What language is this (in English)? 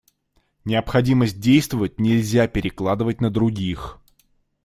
Russian